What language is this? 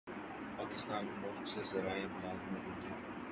Urdu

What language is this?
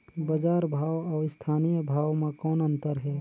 Chhattisgarhi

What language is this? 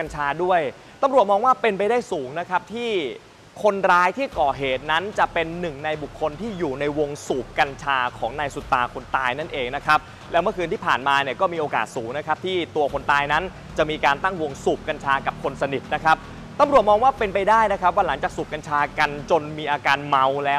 Thai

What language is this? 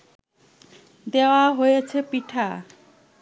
Bangla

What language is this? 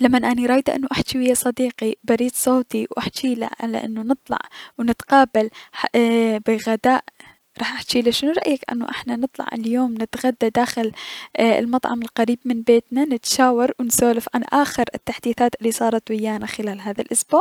Mesopotamian Arabic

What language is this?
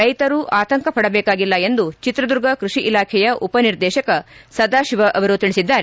Kannada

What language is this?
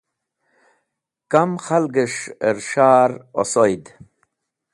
Wakhi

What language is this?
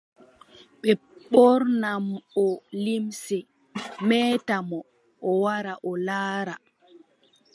Adamawa Fulfulde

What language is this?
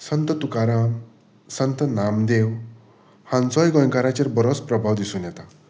Konkani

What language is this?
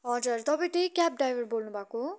Nepali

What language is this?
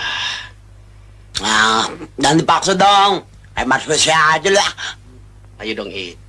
Indonesian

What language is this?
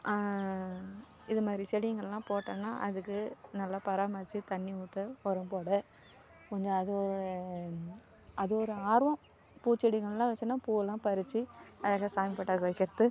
Tamil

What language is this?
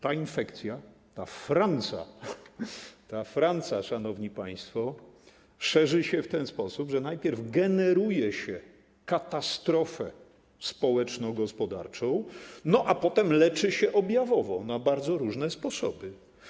Polish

